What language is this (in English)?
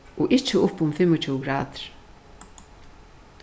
Faroese